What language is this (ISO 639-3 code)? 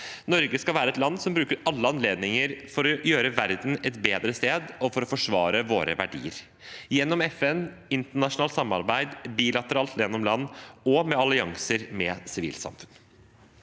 nor